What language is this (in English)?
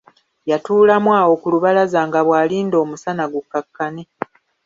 Ganda